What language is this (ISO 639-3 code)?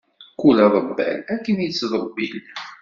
kab